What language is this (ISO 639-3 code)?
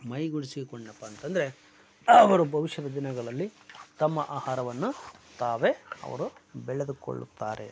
kan